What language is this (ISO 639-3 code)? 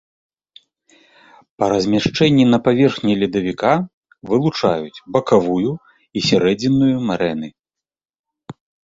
bel